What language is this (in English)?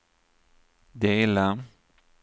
Swedish